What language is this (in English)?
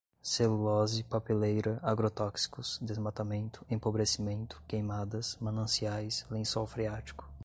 Portuguese